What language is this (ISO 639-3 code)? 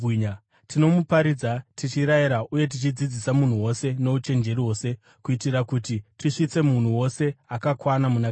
sna